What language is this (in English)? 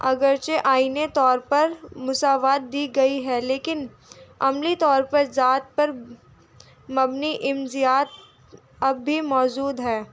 Urdu